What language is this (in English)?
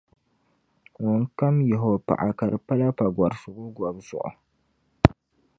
Dagbani